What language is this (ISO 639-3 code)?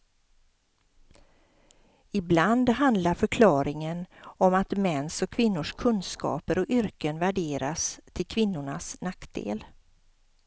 swe